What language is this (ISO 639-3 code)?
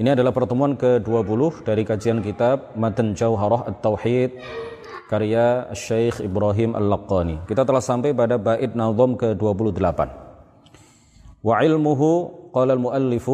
ind